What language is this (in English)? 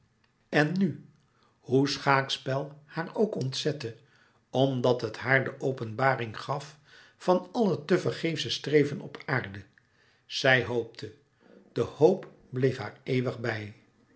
Dutch